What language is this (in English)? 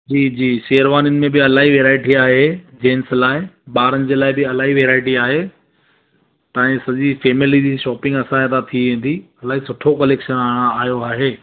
Sindhi